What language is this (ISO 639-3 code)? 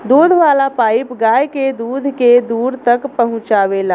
bho